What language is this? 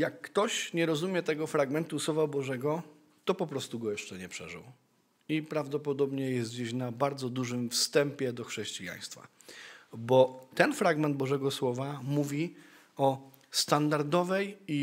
Polish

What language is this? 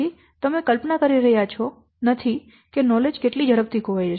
Gujarati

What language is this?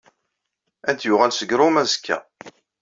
Kabyle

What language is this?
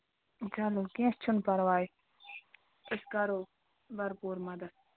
Kashmiri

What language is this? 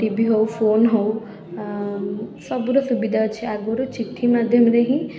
Odia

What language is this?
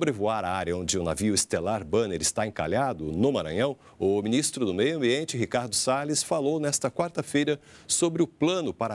Portuguese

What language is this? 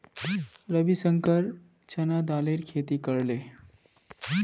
Magahi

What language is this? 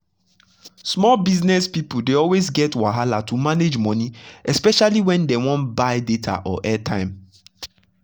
Nigerian Pidgin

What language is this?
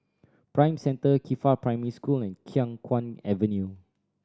English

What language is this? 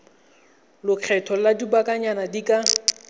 Tswana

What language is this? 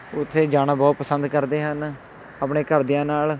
Punjabi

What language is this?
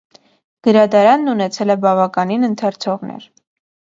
Armenian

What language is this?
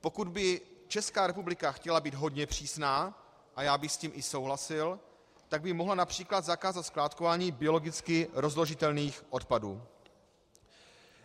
Czech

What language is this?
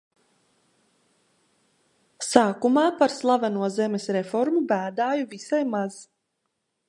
Latvian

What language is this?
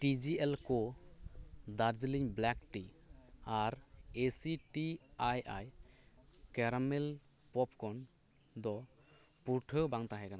Santali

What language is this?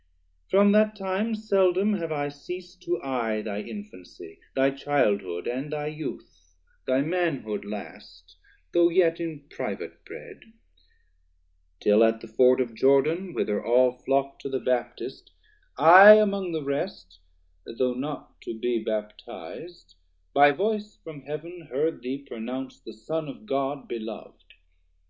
English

